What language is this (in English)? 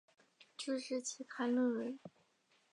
Chinese